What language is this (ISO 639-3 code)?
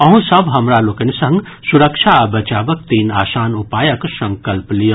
mai